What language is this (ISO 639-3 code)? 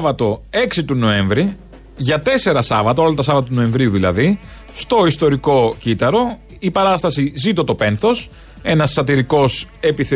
ell